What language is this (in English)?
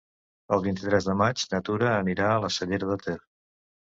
Catalan